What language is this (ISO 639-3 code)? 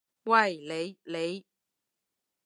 yue